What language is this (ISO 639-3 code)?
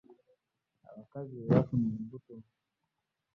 lug